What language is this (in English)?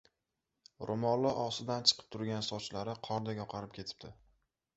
Uzbek